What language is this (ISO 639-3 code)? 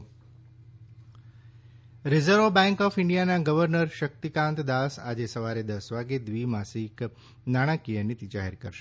guj